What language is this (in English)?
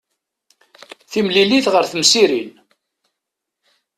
Kabyle